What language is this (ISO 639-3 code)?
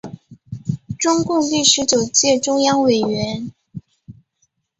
zho